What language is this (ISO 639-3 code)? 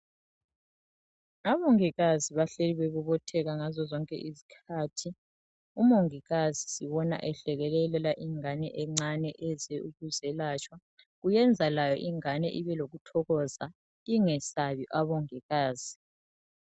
nde